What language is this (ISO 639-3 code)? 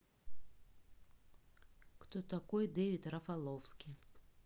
rus